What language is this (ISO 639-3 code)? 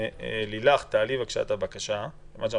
heb